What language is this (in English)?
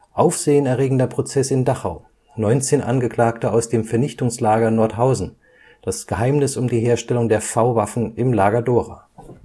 German